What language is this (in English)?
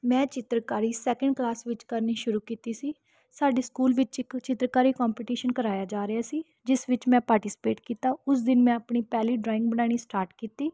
Punjabi